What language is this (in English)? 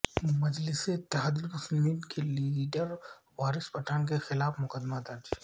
Urdu